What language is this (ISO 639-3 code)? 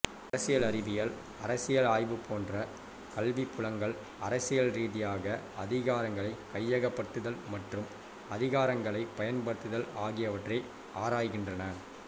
tam